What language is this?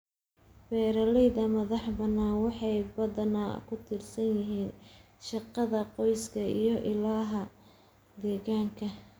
Somali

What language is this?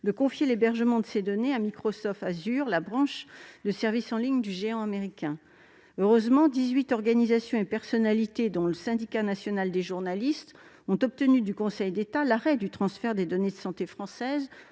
French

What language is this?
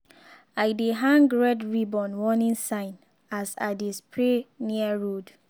Nigerian Pidgin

